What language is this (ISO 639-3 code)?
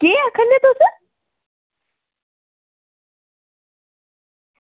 doi